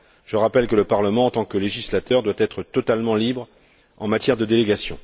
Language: French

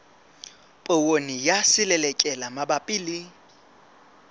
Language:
Southern Sotho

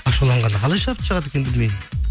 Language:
Kazakh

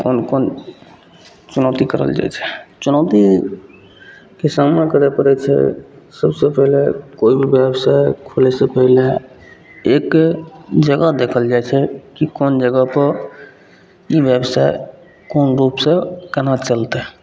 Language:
Maithili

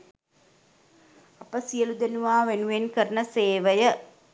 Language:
Sinhala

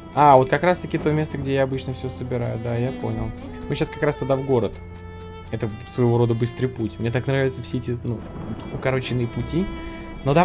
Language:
Russian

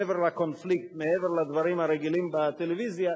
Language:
Hebrew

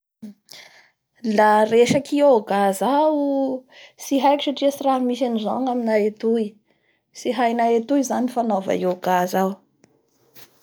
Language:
Bara Malagasy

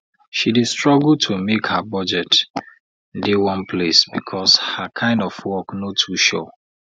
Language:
Nigerian Pidgin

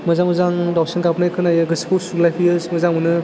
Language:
Bodo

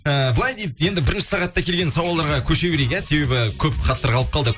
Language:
Kazakh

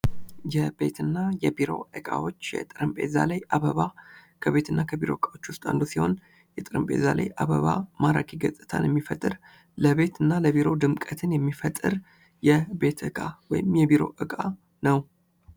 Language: Amharic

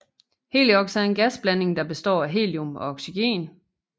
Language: Danish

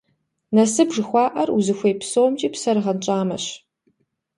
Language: Kabardian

